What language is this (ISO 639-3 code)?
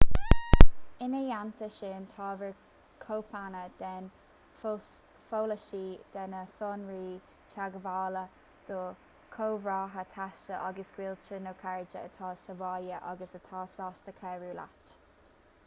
gle